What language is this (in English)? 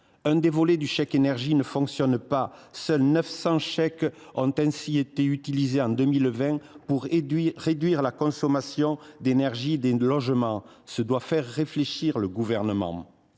French